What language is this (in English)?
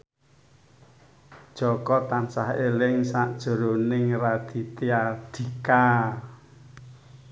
Javanese